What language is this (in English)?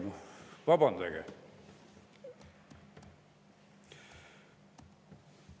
Estonian